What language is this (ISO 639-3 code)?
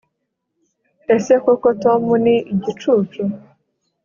kin